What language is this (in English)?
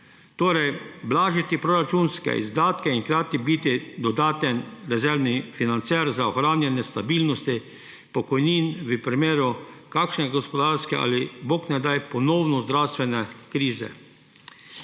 Slovenian